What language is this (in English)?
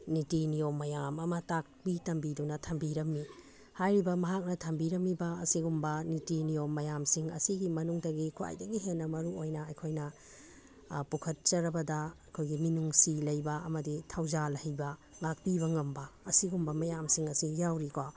Manipuri